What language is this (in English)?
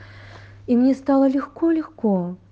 Russian